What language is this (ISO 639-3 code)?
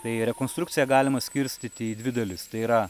lit